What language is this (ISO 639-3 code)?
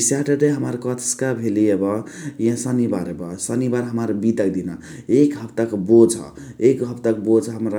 the